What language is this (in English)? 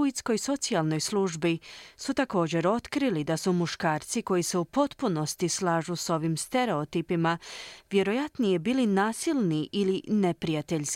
Croatian